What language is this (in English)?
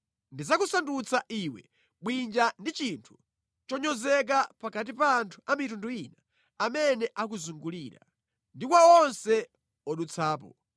Nyanja